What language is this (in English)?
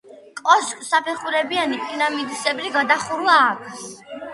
Georgian